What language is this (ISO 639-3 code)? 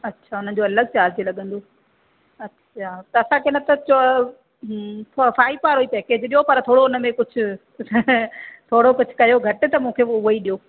snd